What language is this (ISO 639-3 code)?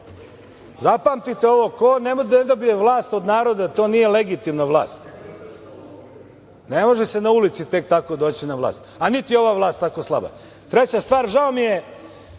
srp